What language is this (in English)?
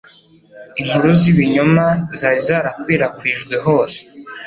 Kinyarwanda